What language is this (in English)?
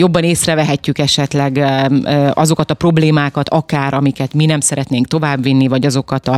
Hungarian